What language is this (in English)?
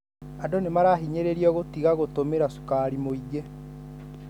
Kikuyu